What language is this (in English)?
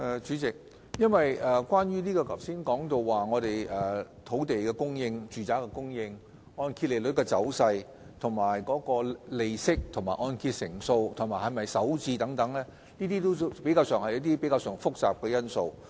Cantonese